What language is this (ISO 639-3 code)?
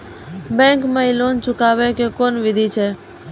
mai